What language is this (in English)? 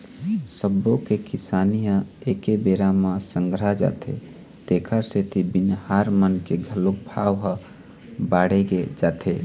Chhattisgarhi